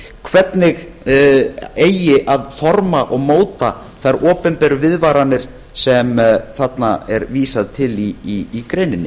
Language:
Icelandic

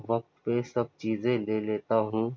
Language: Urdu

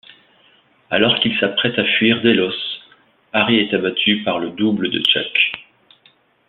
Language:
French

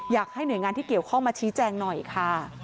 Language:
Thai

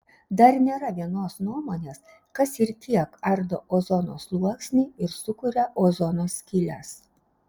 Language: Lithuanian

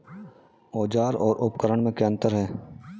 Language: Hindi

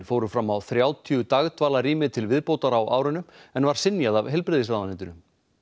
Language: Icelandic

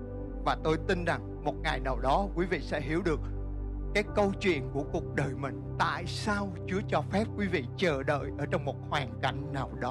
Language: Vietnamese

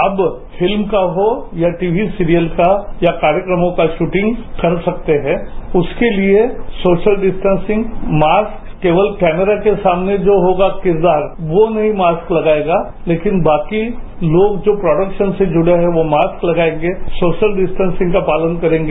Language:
Hindi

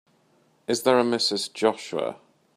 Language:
English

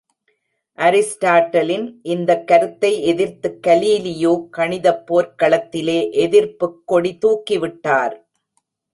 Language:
Tamil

